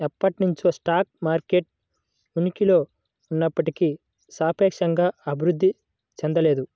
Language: Telugu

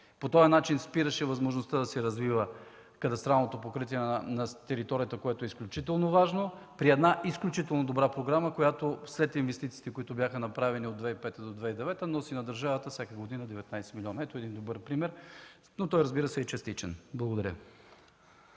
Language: Bulgarian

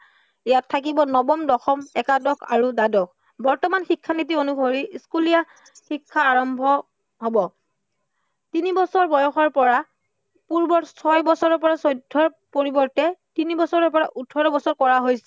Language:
Assamese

